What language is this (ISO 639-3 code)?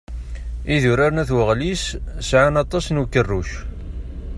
kab